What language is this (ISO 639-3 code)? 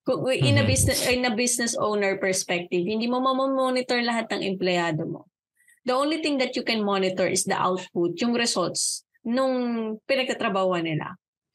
fil